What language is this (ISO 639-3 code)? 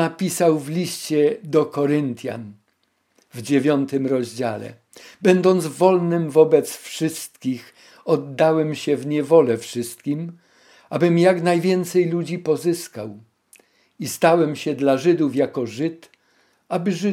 pol